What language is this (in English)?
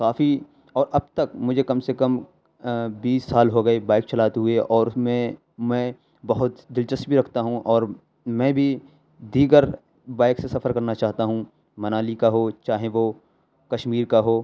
Urdu